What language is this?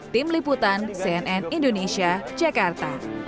Indonesian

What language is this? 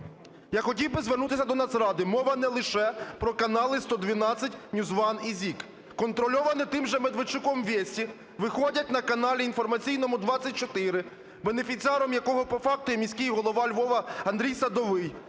Ukrainian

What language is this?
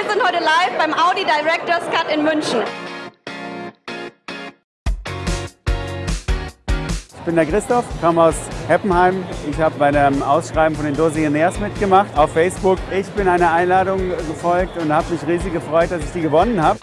German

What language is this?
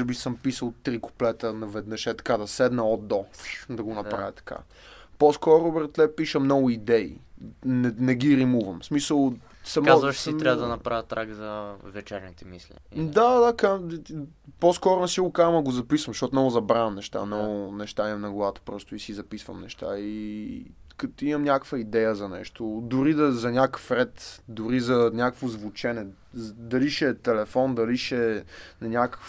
Bulgarian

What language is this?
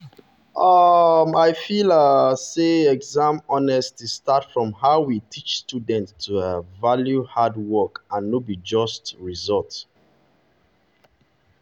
Nigerian Pidgin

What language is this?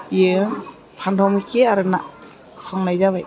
Bodo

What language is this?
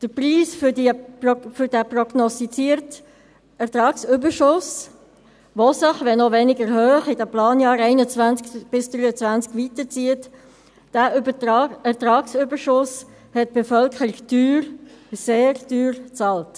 Swiss German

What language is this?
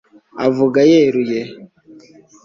Kinyarwanda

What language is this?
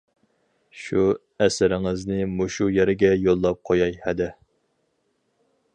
Uyghur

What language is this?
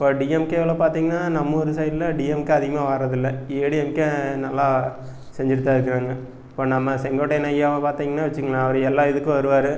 Tamil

